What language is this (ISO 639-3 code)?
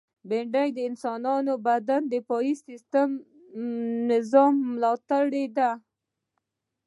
pus